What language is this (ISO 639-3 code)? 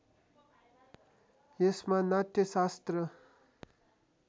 nep